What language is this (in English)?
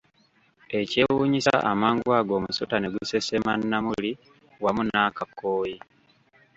Ganda